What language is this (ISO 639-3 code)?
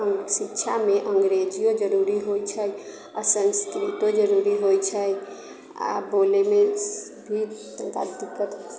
mai